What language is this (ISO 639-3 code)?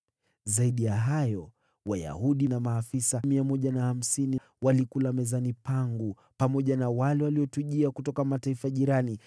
swa